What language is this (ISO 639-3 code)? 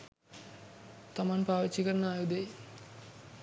sin